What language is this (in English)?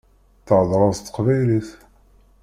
Kabyle